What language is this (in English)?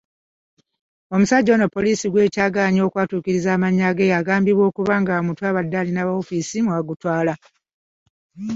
Ganda